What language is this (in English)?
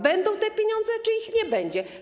Polish